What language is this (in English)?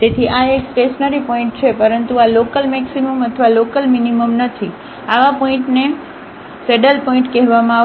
Gujarati